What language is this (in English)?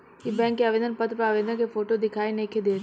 Bhojpuri